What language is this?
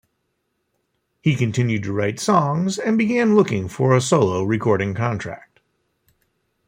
English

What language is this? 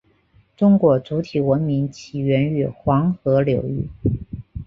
Chinese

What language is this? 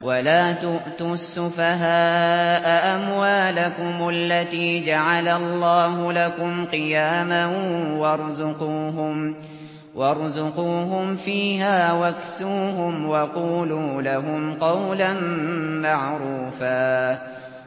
Arabic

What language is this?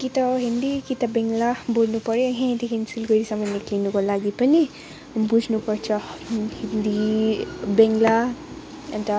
Nepali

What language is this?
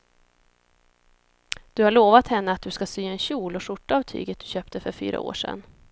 Swedish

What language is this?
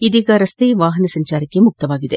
Kannada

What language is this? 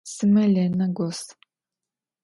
Adyghe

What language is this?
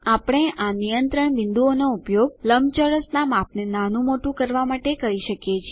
Gujarati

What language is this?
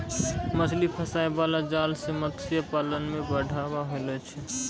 Maithili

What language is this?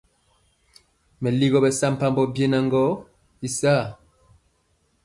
Mpiemo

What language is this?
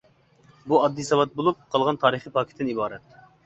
Uyghur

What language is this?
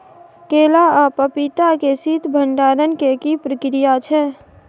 Maithili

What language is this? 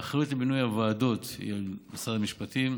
Hebrew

